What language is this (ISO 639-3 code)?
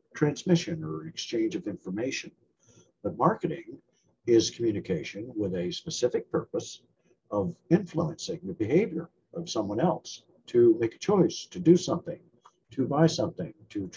eng